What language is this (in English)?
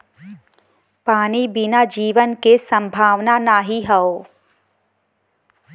Bhojpuri